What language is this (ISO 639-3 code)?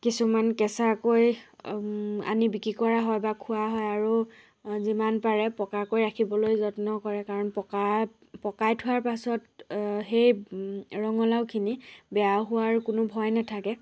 asm